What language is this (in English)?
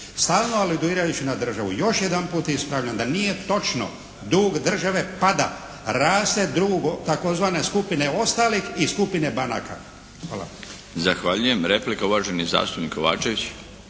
Croatian